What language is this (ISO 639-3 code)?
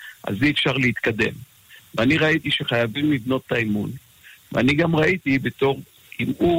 heb